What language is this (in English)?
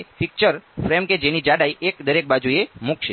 Gujarati